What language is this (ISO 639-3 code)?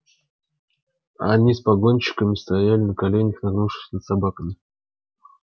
rus